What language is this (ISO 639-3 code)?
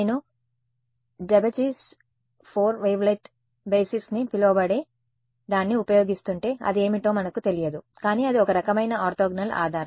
tel